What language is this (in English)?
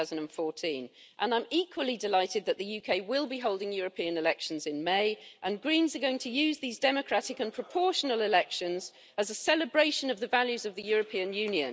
English